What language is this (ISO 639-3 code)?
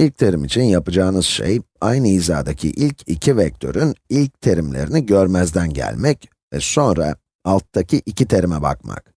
tur